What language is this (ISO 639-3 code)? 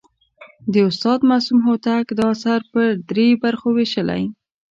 pus